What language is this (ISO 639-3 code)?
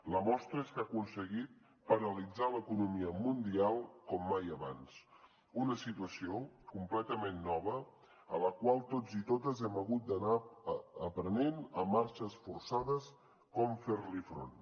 cat